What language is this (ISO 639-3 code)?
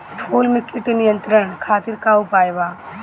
bho